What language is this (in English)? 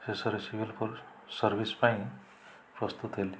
Odia